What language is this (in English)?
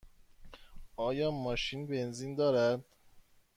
Persian